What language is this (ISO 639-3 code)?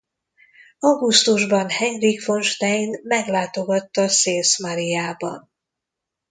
hun